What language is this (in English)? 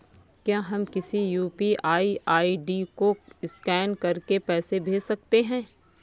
Hindi